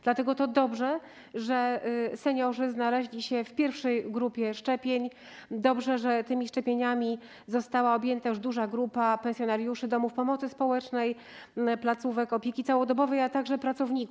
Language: Polish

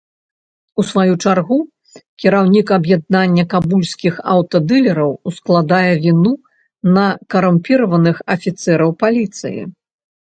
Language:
Belarusian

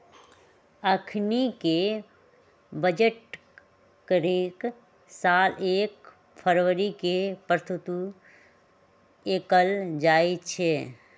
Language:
Magahi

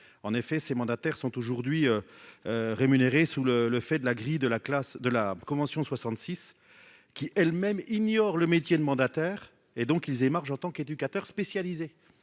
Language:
French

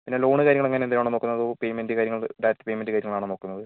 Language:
Malayalam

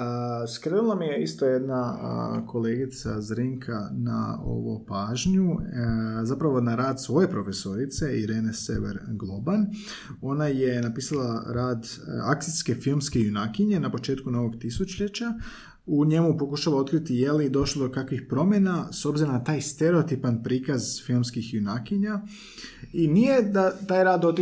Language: Croatian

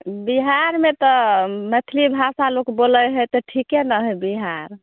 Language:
Maithili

